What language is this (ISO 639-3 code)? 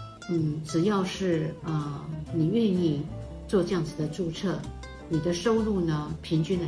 zho